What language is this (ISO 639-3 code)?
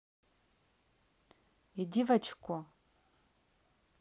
rus